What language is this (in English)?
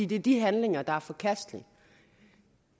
Danish